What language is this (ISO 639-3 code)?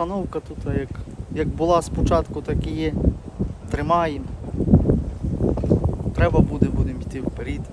ukr